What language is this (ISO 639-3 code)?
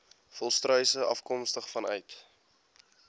afr